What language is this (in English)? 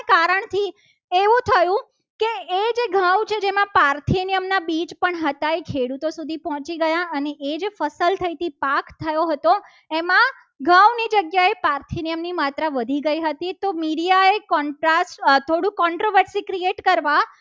Gujarati